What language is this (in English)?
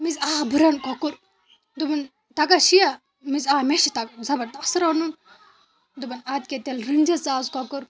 Kashmiri